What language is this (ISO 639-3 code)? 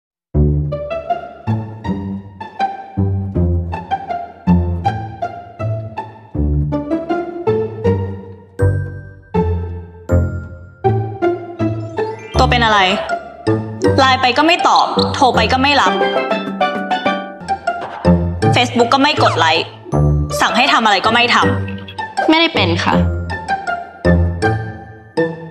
tha